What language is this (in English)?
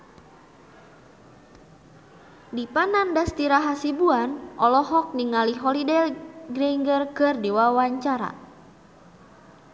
Sundanese